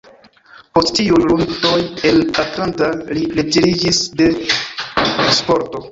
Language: Esperanto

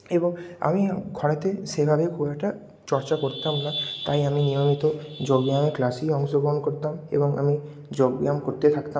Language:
Bangla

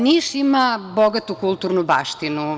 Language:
Serbian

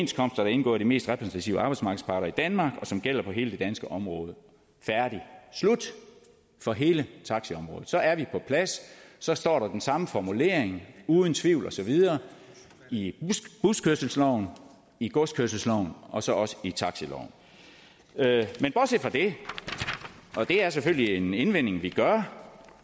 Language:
Danish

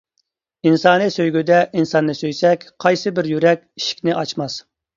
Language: Uyghur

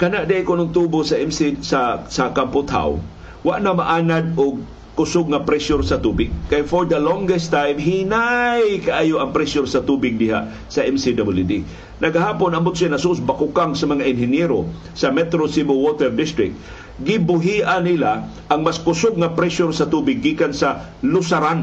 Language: Filipino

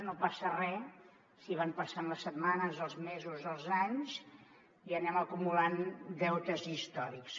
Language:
Catalan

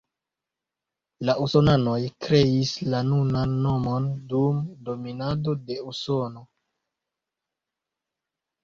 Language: Esperanto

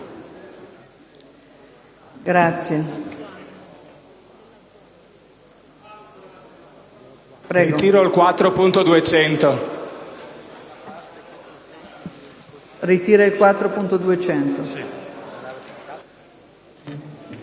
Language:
Italian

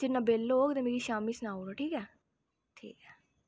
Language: Dogri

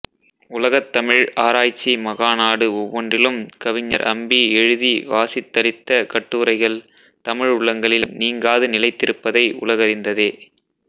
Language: Tamil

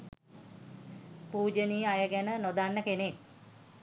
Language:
Sinhala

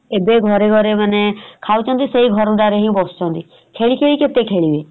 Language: Odia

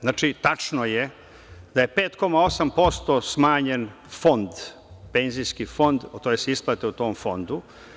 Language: Serbian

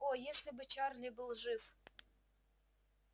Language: Russian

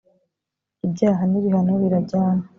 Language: Kinyarwanda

